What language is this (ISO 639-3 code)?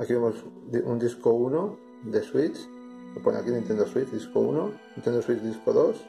spa